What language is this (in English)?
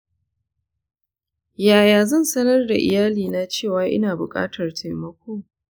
Hausa